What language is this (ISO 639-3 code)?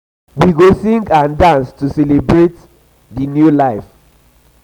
pcm